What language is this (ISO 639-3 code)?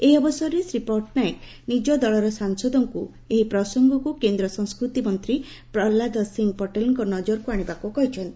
ori